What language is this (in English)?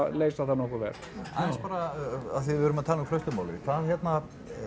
Icelandic